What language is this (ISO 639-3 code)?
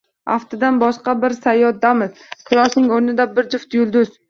uzb